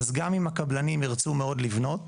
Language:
Hebrew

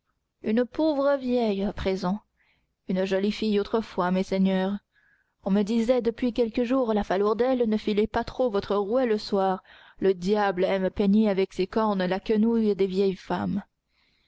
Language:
French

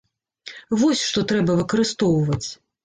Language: Belarusian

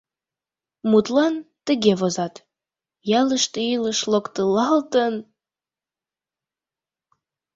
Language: Mari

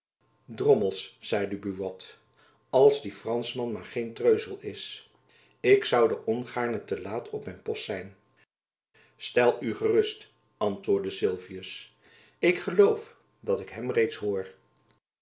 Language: Dutch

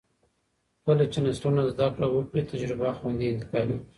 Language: Pashto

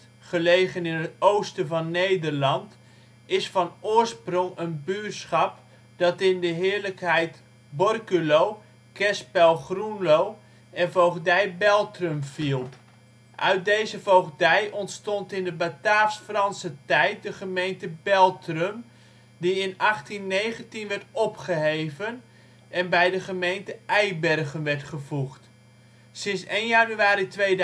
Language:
Dutch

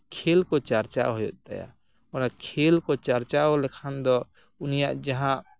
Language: Santali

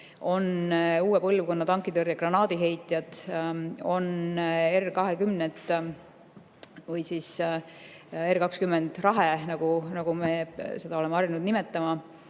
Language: Estonian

